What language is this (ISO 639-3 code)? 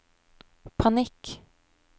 nor